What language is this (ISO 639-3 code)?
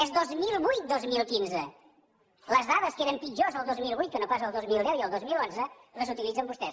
cat